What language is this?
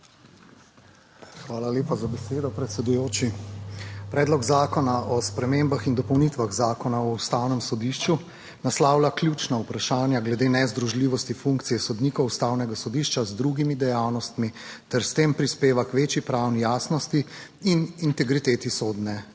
Slovenian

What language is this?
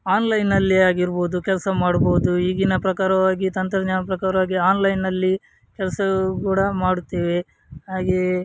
Kannada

